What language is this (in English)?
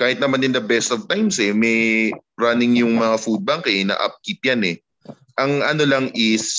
Filipino